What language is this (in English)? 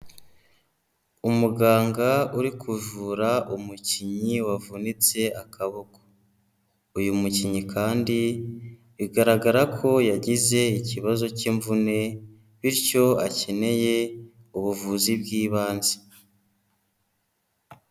Kinyarwanda